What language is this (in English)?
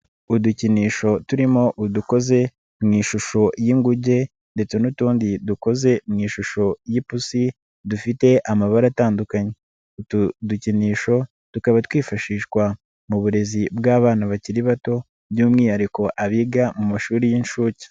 Kinyarwanda